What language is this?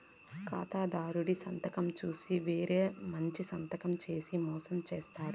Telugu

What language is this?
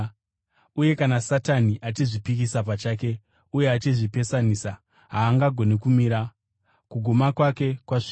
Shona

